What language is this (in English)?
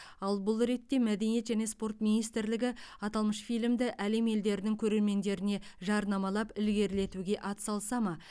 Kazakh